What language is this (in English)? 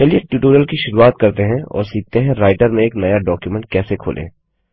Hindi